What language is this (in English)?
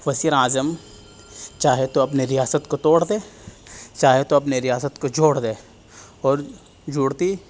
Urdu